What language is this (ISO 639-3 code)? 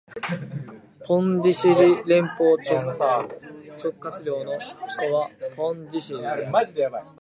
jpn